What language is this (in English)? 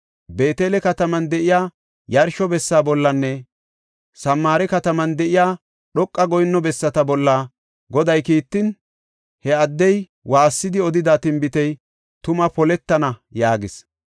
Gofa